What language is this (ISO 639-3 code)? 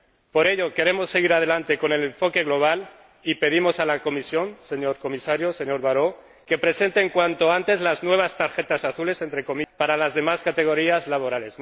spa